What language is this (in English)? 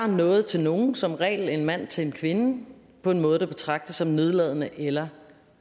Danish